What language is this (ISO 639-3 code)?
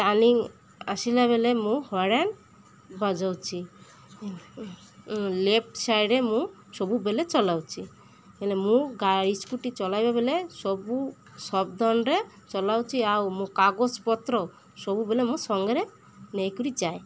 ori